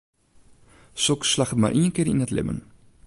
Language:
Western Frisian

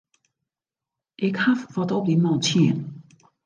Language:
Western Frisian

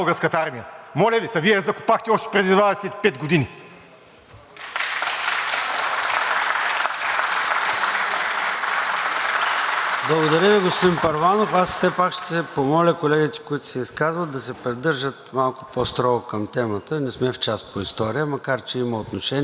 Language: Bulgarian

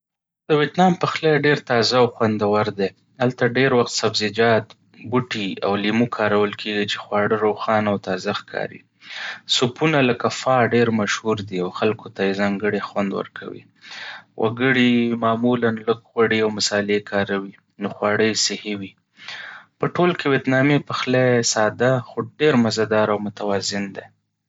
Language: Pashto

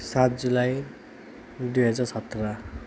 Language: Nepali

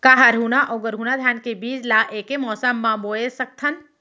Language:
Chhattisgarhi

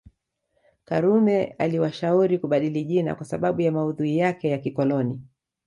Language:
Swahili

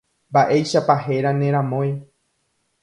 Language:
Guarani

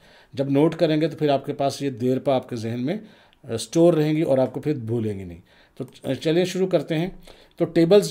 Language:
Hindi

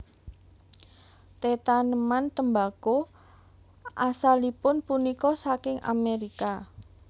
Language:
Javanese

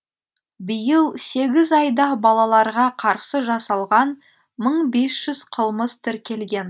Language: Kazakh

